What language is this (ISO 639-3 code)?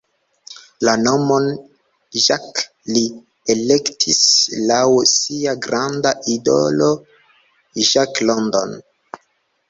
epo